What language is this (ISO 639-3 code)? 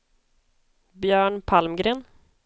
swe